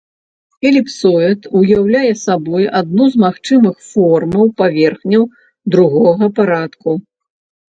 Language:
Belarusian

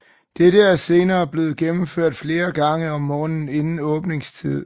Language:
Danish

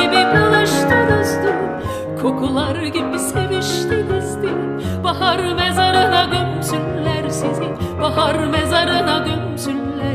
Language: Turkish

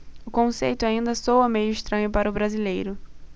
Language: Portuguese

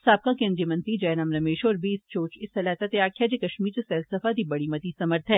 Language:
Dogri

